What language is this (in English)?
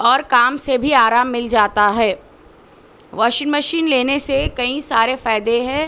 Urdu